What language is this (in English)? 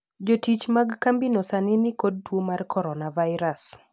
Luo (Kenya and Tanzania)